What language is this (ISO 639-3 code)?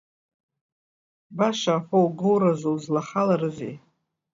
abk